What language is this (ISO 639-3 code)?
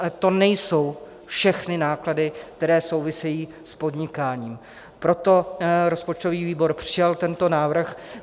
ces